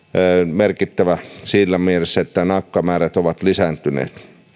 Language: Finnish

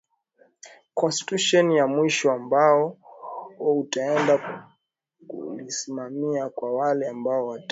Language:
Swahili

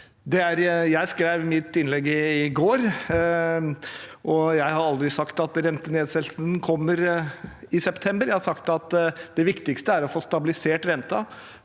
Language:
Norwegian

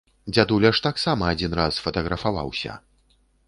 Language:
Belarusian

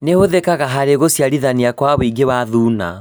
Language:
Kikuyu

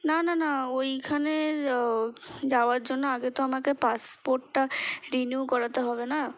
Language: Bangla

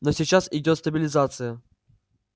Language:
Russian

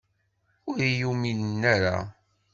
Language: Kabyle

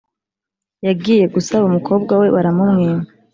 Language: Kinyarwanda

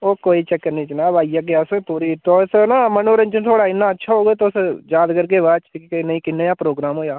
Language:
Dogri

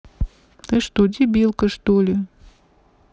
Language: Russian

